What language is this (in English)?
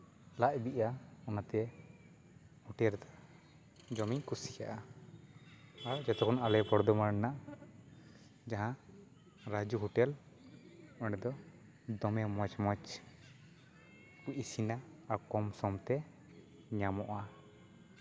Santali